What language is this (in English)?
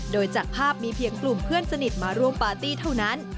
Thai